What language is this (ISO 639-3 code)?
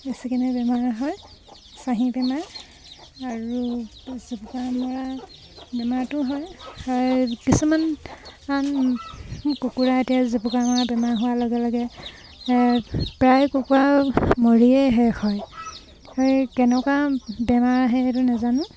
asm